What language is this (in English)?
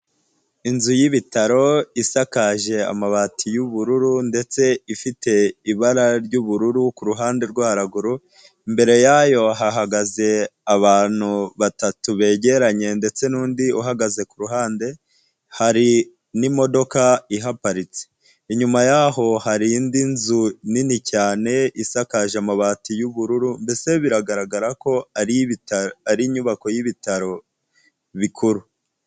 Kinyarwanda